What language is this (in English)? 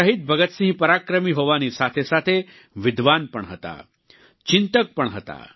Gujarati